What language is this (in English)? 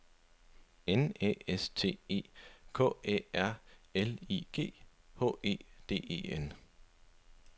Danish